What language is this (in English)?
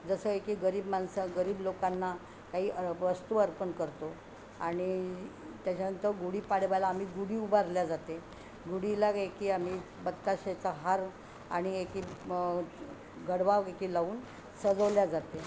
Marathi